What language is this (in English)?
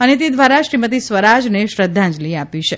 Gujarati